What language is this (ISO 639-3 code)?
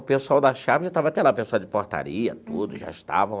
por